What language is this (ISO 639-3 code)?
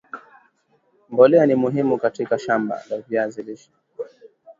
swa